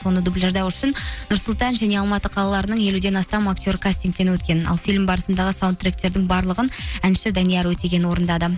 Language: Kazakh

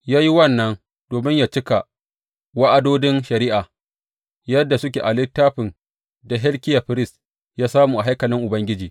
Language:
Hausa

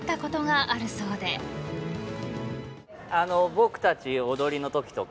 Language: Japanese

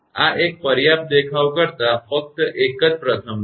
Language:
Gujarati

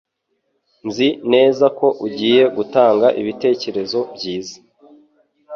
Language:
Kinyarwanda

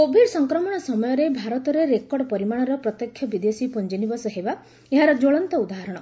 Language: Odia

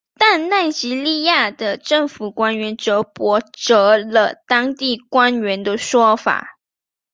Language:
Chinese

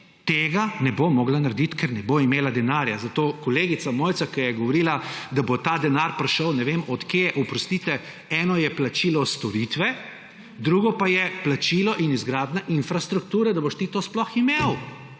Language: Slovenian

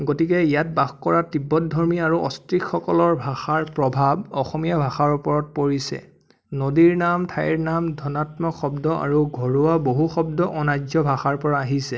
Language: Assamese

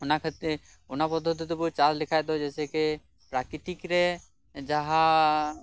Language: Santali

